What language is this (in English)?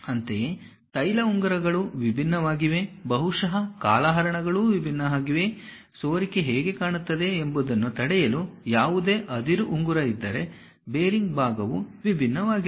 Kannada